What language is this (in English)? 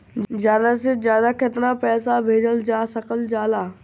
Bhojpuri